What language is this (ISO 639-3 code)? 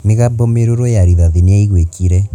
kik